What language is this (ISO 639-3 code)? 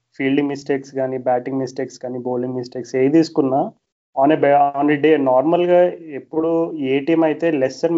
tel